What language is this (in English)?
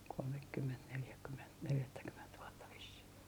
Finnish